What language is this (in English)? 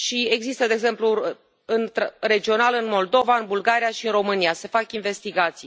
Romanian